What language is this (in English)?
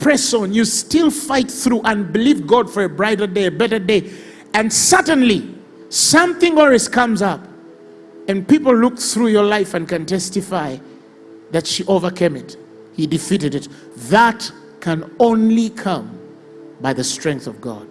English